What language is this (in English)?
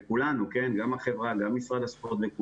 Hebrew